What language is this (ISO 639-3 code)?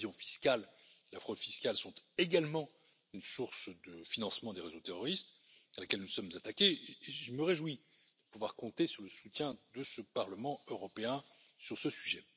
fra